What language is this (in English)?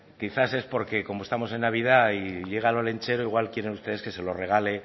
Spanish